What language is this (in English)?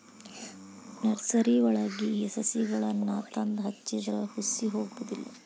Kannada